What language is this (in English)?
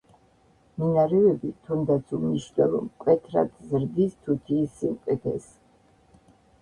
Georgian